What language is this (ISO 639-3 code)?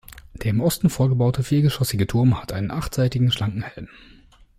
deu